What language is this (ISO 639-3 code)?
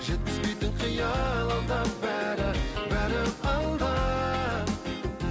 kaz